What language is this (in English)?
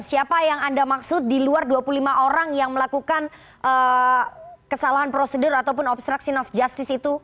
Indonesian